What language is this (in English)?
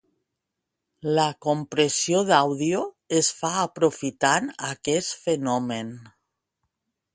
Catalan